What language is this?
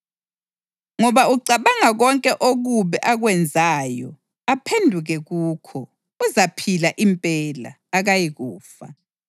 North Ndebele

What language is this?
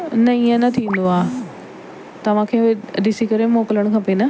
Sindhi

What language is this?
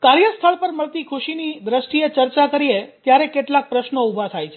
Gujarati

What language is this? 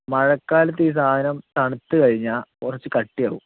Malayalam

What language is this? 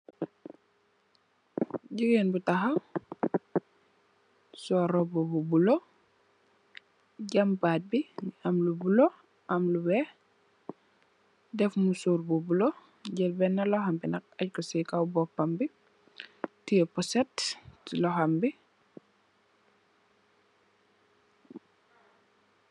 Wolof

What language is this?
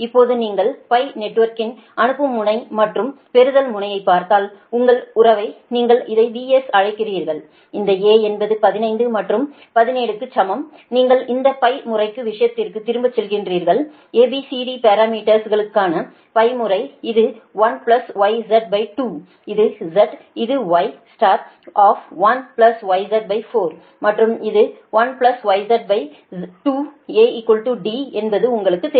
Tamil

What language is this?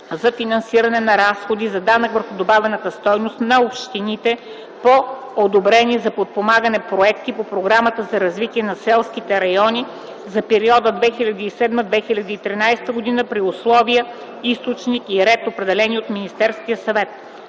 Bulgarian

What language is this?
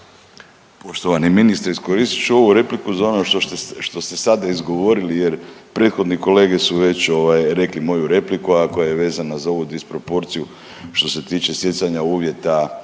Croatian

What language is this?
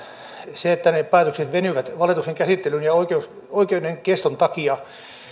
Finnish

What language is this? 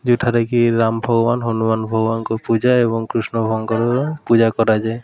Odia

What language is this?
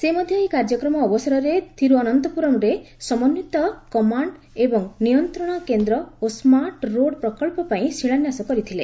Odia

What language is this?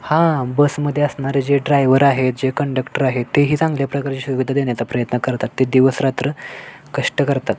Marathi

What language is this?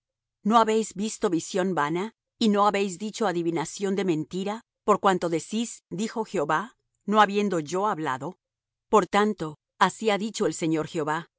Spanish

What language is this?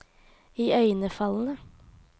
Norwegian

